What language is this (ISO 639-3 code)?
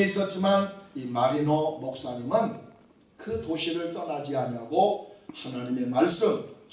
kor